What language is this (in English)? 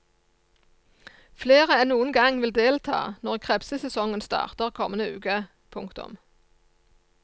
Norwegian